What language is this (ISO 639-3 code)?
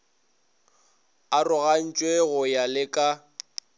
nso